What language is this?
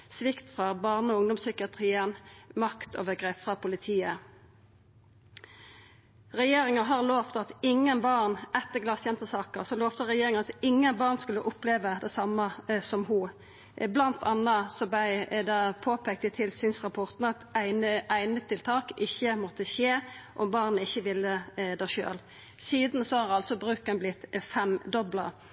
Norwegian Nynorsk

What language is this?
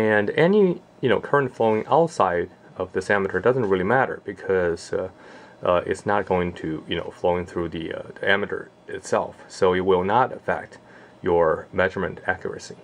English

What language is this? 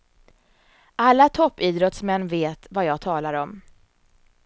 Swedish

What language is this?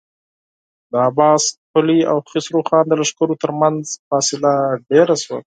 Pashto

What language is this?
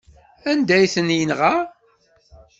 Kabyle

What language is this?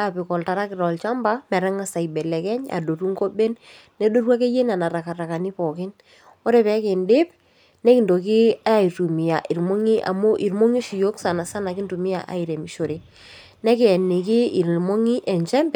Masai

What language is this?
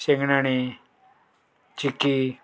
Konkani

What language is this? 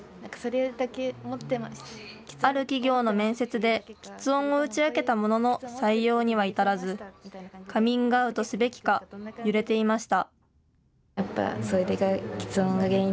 Japanese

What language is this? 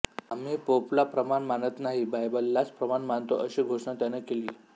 Marathi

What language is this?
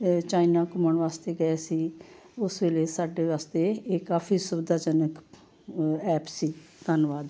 Punjabi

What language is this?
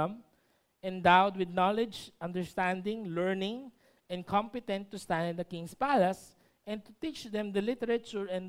Filipino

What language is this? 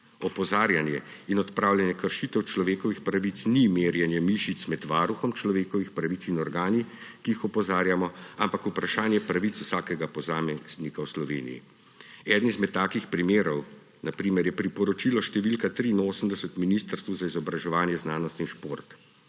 Slovenian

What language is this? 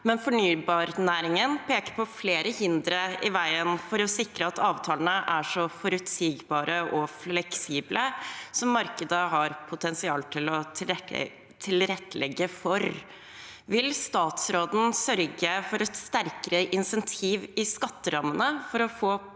Norwegian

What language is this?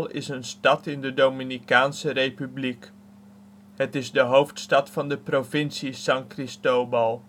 Dutch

